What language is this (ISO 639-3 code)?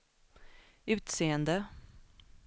swe